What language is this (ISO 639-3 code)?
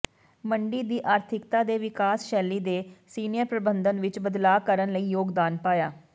pan